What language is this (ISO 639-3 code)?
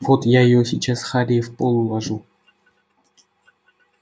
rus